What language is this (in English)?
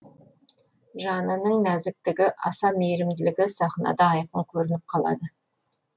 Kazakh